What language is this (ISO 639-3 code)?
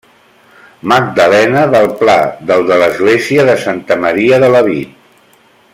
cat